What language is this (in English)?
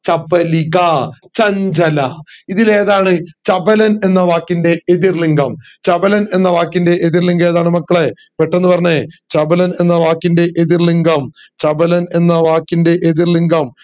Malayalam